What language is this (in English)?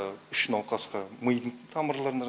Kazakh